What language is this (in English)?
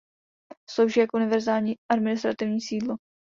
Czech